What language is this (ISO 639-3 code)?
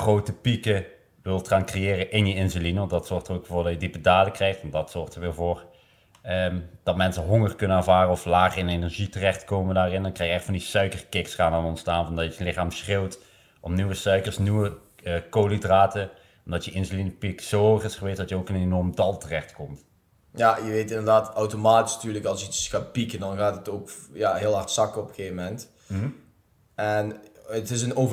nld